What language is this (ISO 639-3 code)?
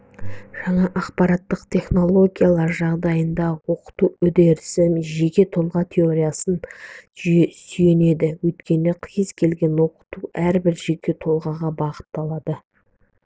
kaz